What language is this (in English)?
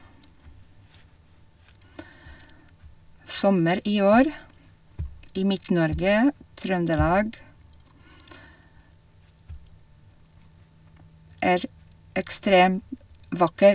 Norwegian